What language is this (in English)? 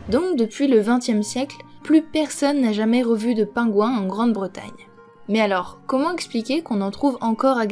French